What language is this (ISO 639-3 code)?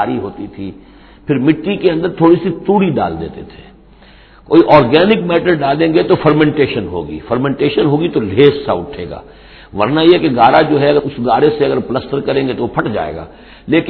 urd